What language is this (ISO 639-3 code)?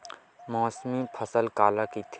hne